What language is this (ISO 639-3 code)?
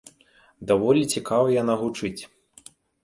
bel